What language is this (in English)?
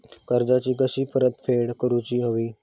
Marathi